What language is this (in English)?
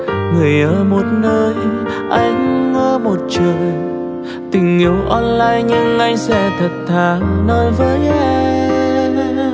Vietnamese